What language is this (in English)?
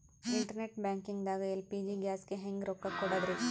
Kannada